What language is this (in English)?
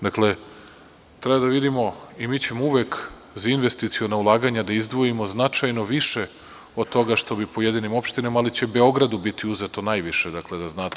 Serbian